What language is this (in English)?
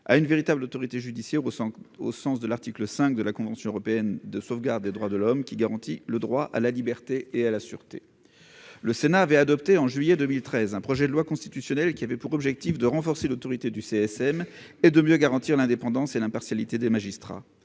French